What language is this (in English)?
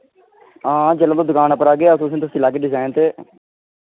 Dogri